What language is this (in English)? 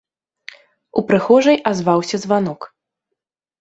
Belarusian